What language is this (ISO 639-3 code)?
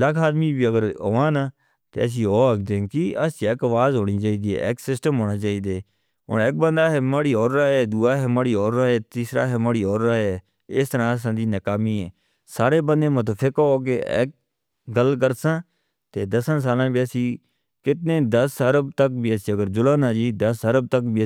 hno